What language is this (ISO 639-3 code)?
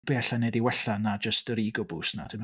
cym